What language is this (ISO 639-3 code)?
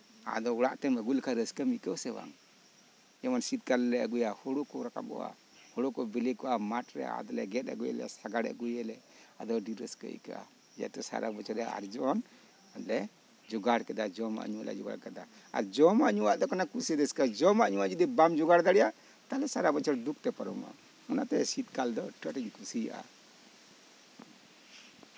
sat